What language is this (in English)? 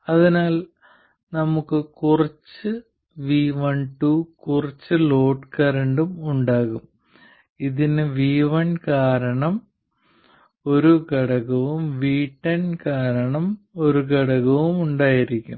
Malayalam